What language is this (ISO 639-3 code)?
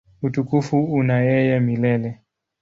swa